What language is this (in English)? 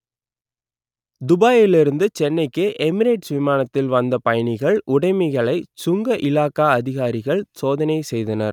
Tamil